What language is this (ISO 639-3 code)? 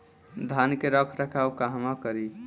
bho